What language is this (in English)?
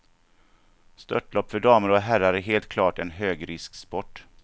Swedish